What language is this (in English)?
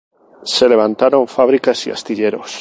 Spanish